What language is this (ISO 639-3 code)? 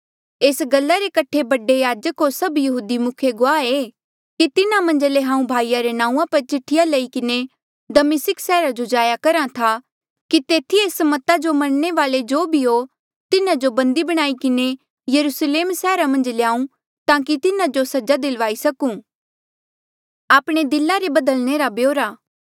mjl